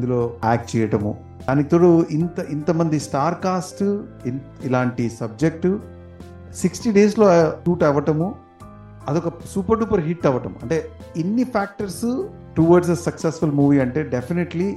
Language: Telugu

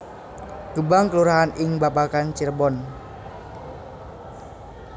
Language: Javanese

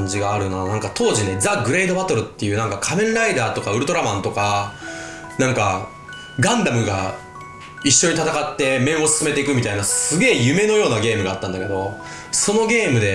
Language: Japanese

